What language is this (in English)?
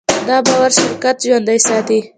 Pashto